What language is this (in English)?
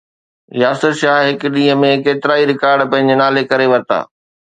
Sindhi